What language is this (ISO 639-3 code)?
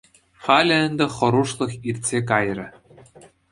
chv